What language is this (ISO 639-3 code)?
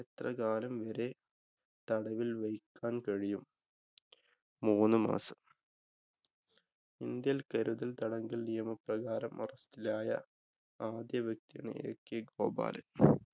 mal